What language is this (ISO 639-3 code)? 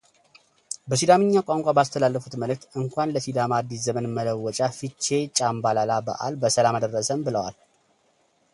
amh